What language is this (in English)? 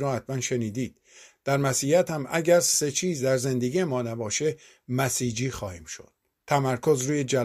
Persian